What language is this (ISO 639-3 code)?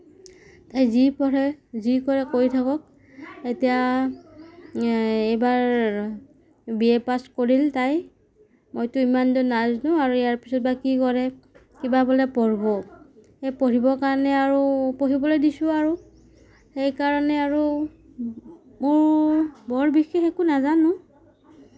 asm